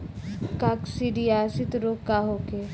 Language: Bhojpuri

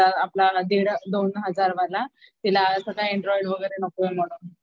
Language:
Marathi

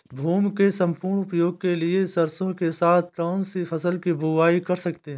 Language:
Hindi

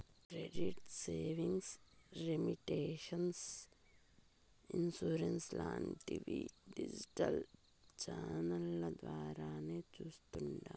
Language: Telugu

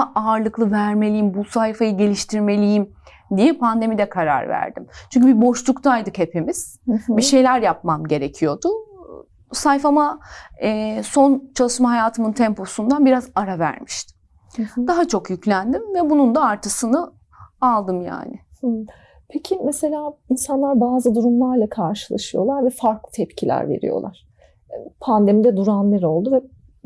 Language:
Turkish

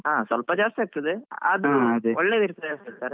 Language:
Kannada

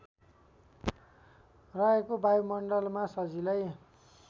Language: Nepali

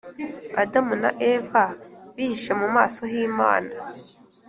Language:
Kinyarwanda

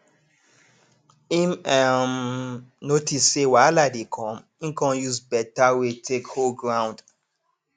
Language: Nigerian Pidgin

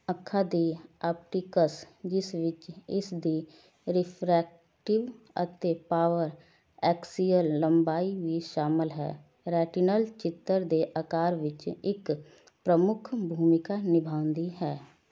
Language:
Punjabi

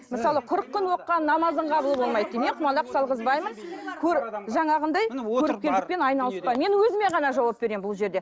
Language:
Kazakh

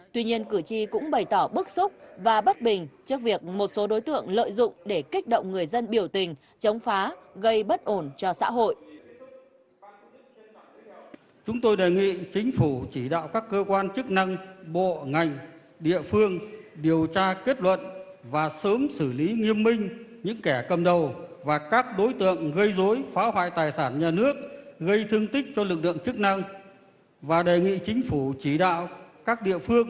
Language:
Vietnamese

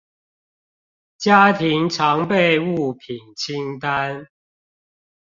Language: Chinese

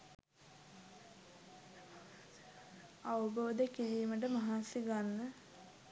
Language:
Sinhala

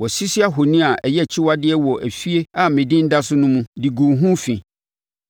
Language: Akan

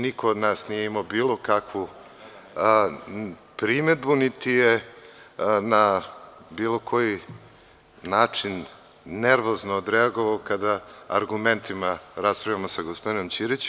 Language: Serbian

